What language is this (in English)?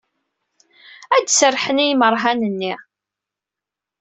Kabyle